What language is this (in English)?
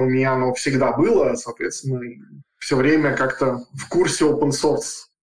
Russian